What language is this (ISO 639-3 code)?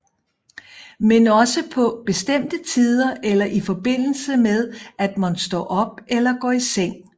dan